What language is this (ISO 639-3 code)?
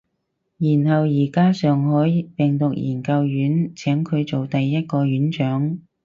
yue